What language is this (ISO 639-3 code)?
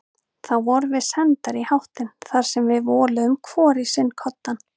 isl